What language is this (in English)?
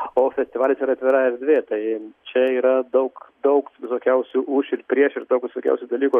Lithuanian